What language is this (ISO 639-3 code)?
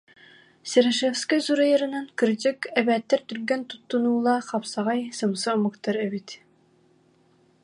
sah